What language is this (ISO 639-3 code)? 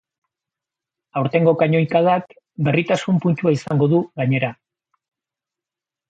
eus